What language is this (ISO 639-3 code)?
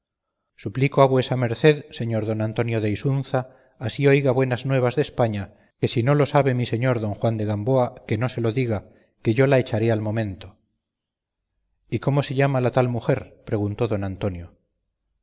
spa